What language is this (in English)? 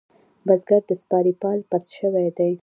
Pashto